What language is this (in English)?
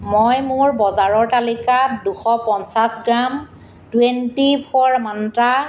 Assamese